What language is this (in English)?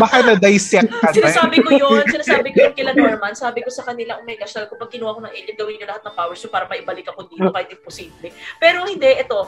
Filipino